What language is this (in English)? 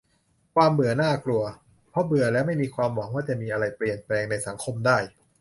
Thai